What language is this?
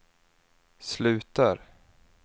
Swedish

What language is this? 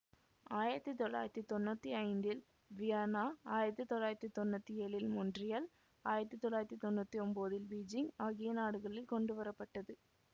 Tamil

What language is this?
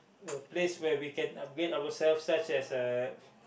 English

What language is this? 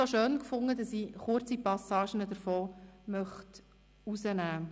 Swiss German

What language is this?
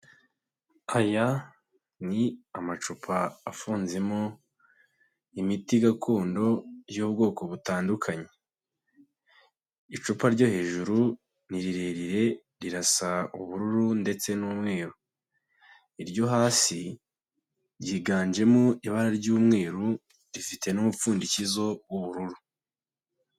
Kinyarwanda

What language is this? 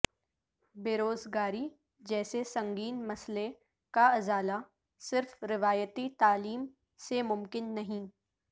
Urdu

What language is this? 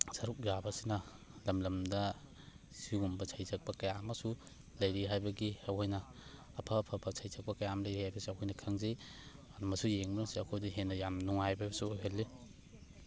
Manipuri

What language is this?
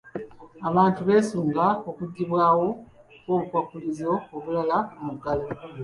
Ganda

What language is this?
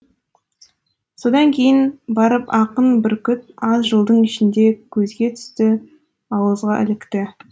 Kazakh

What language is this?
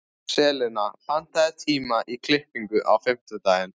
Icelandic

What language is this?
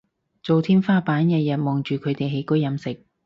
Cantonese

